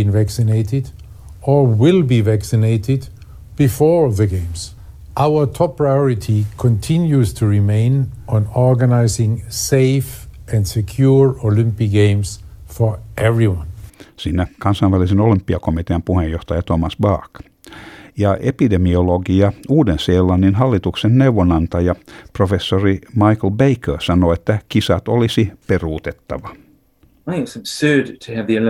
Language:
Finnish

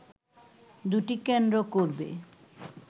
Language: Bangla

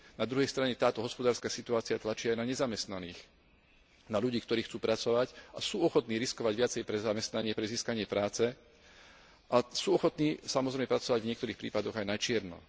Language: Slovak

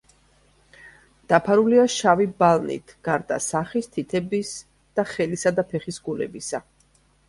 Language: Georgian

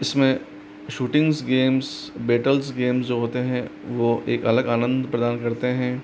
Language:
Hindi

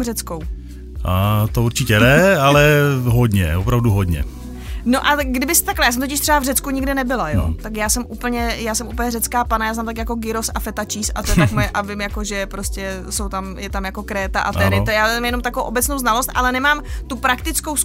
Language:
Czech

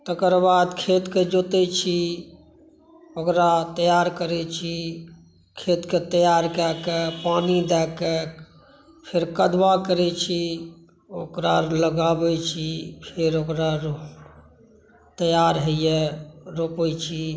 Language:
Maithili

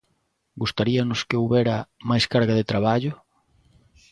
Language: Galician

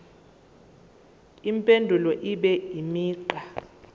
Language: Zulu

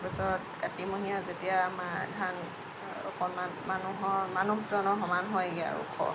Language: Assamese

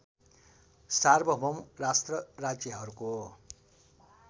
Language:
Nepali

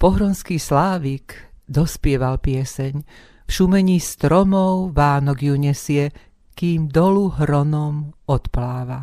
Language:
Slovak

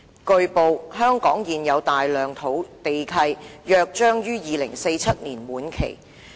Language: Cantonese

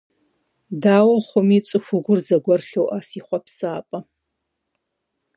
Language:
Kabardian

